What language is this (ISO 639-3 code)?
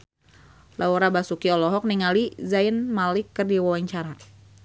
sun